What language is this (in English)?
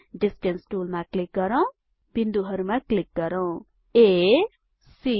Nepali